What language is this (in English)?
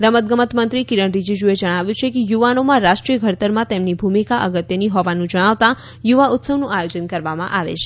Gujarati